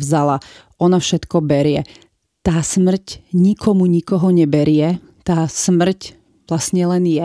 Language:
Slovak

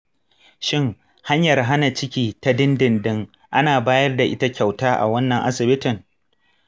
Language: Hausa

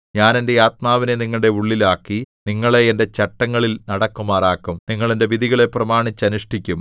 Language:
Malayalam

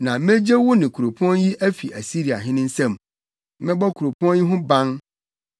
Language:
Akan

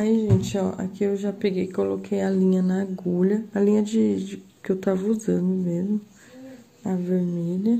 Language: Portuguese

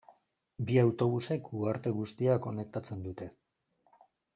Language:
Basque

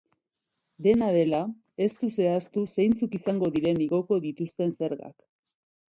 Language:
Basque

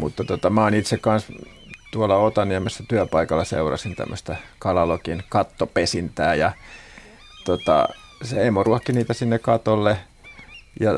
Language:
Finnish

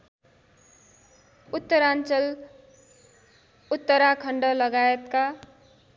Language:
Nepali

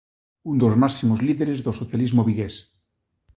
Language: Galician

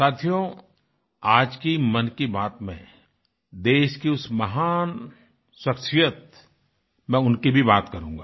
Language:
Hindi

